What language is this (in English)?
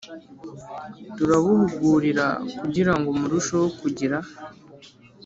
Kinyarwanda